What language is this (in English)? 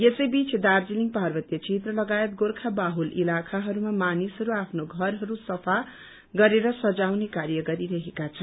Nepali